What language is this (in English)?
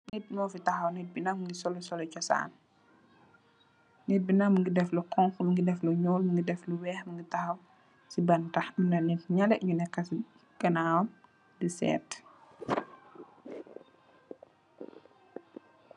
Wolof